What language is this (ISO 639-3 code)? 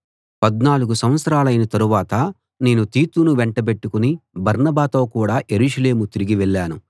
tel